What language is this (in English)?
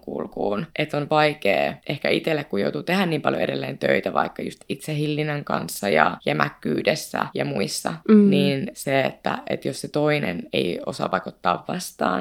Finnish